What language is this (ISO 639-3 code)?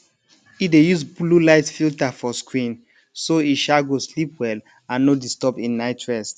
pcm